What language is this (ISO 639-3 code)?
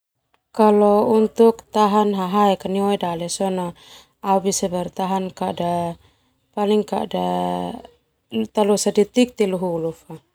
twu